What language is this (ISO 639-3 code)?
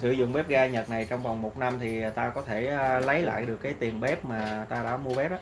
vie